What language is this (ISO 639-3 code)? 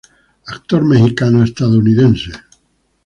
spa